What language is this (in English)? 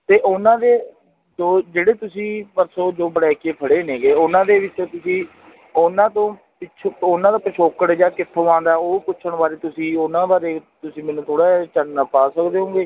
Punjabi